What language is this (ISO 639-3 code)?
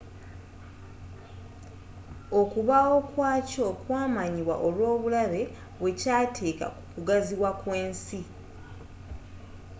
lug